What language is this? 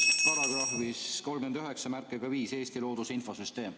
Estonian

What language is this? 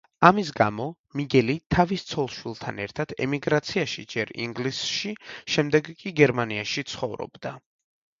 Georgian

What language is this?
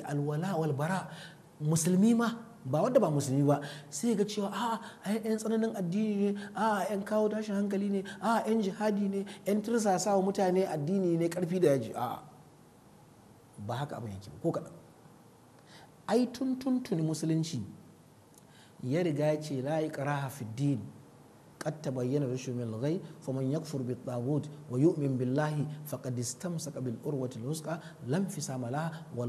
Arabic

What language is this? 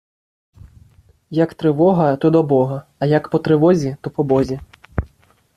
Ukrainian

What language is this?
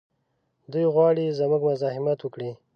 Pashto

